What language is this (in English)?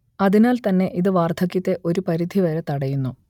Malayalam